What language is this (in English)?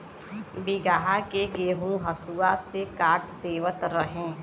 Bhojpuri